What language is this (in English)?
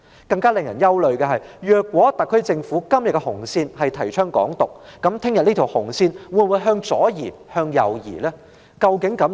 Cantonese